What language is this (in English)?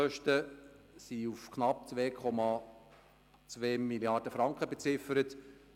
Swiss German